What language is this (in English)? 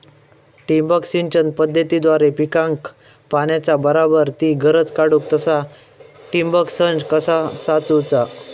Marathi